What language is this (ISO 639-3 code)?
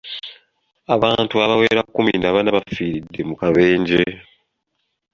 lug